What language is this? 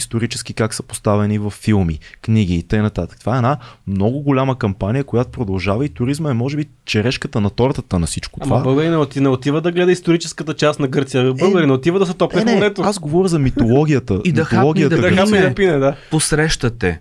Bulgarian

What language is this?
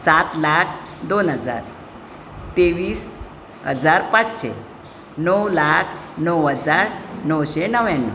Konkani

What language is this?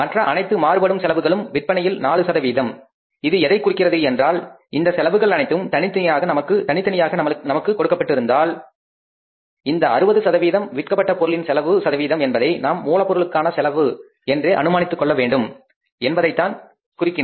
Tamil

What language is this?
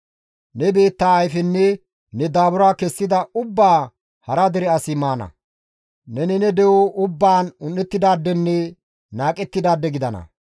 Gamo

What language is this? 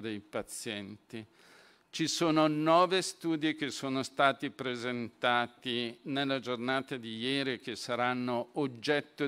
Italian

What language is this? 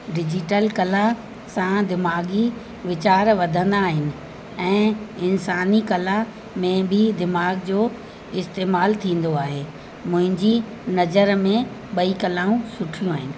Sindhi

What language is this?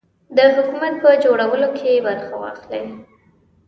Pashto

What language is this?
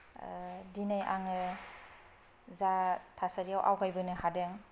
Bodo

